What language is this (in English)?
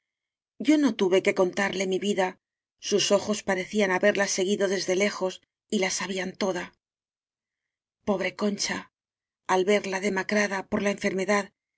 Spanish